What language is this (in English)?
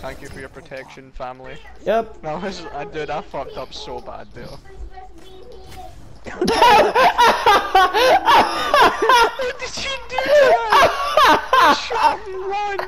English